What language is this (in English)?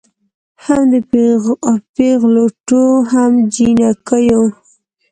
Pashto